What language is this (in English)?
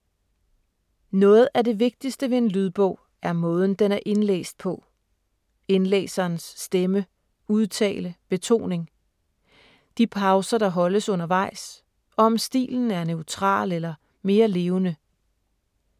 Danish